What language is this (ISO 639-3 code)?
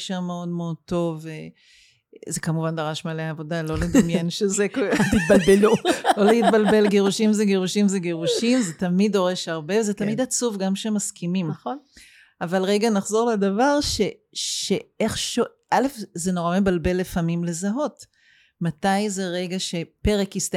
heb